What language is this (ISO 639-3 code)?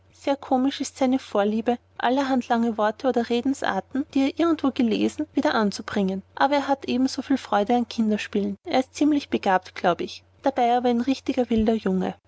deu